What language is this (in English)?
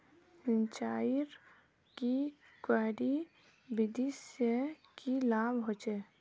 Magahi